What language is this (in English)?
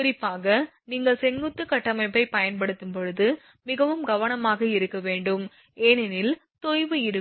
Tamil